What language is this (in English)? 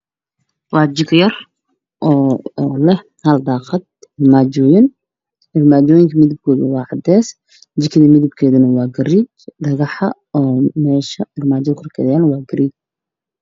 Somali